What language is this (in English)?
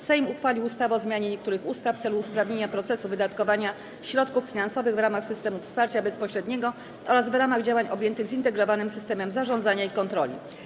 Polish